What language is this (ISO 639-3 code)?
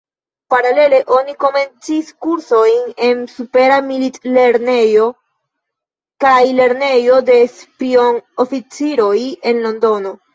epo